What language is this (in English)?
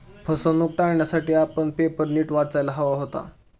Marathi